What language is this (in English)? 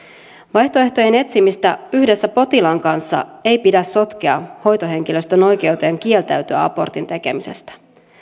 Finnish